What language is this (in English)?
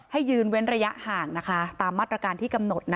Thai